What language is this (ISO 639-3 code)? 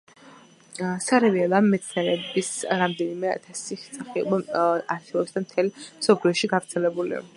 kat